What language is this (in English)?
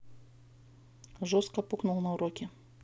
Russian